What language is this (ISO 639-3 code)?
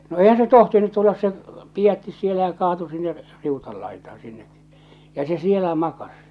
fin